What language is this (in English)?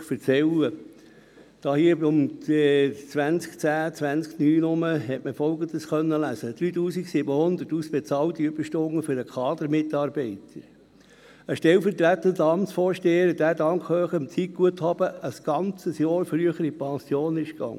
Swiss German